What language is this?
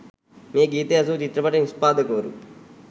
Sinhala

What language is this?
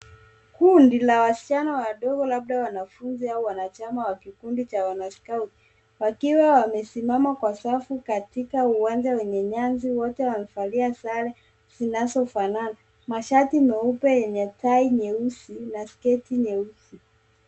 Swahili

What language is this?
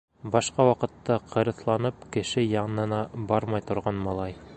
Bashkir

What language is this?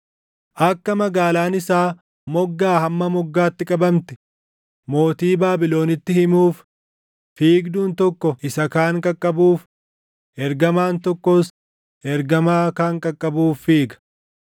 Oromo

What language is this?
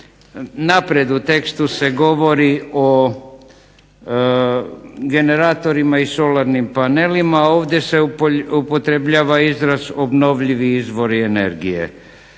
Croatian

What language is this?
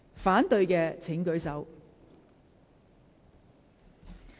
Cantonese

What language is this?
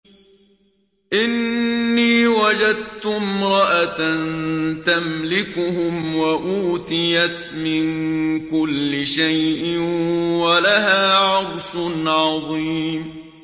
Arabic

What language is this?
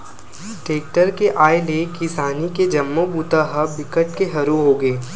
Chhattisgarhi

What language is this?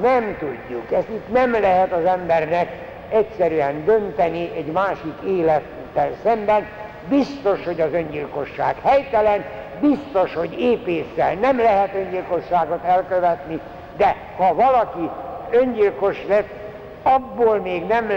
Hungarian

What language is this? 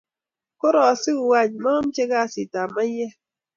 Kalenjin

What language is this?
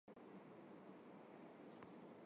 Armenian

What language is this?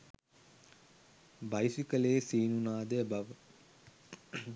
Sinhala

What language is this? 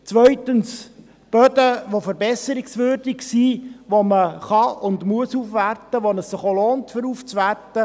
Swiss German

